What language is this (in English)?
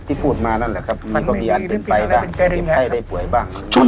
Thai